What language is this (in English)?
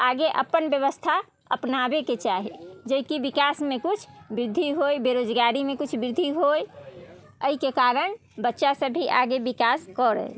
Maithili